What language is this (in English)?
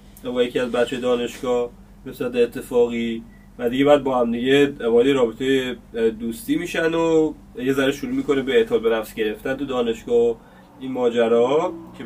Persian